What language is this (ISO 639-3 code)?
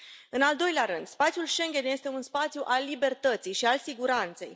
ron